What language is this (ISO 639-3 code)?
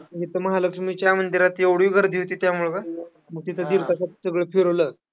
mar